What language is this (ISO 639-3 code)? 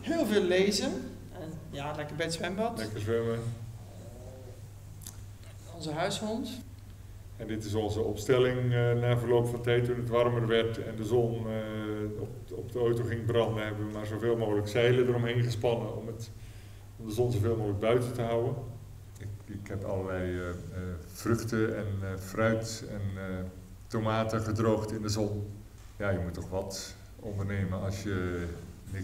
nld